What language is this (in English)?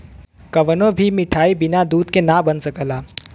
Bhojpuri